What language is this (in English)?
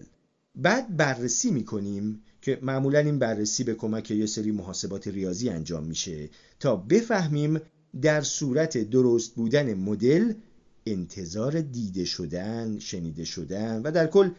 Persian